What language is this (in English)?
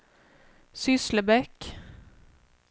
Swedish